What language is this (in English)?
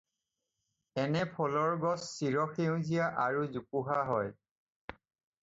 Assamese